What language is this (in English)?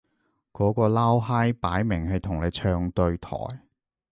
Cantonese